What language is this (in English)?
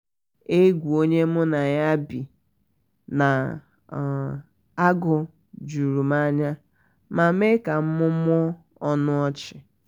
Igbo